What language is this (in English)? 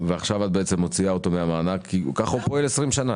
Hebrew